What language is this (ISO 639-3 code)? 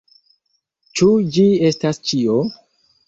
epo